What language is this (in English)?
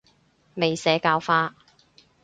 Cantonese